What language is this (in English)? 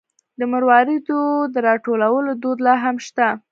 Pashto